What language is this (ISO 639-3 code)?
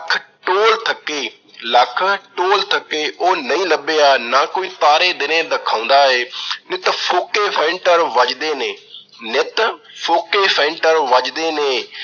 pan